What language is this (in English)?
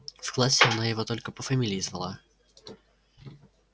Russian